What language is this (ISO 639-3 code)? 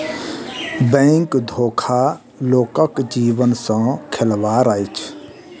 mai